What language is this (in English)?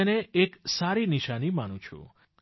Gujarati